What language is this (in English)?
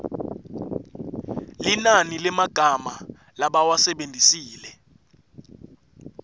Swati